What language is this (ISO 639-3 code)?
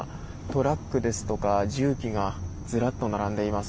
jpn